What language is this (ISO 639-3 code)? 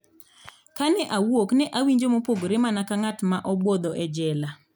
luo